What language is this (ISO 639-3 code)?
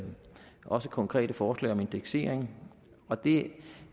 dan